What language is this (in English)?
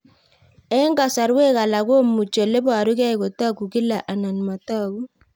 Kalenjin